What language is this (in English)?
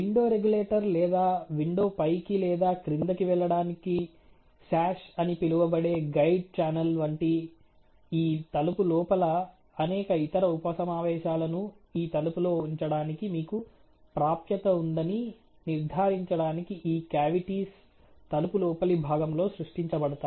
Telugu